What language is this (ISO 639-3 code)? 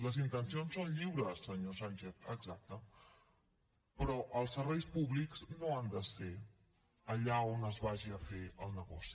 cat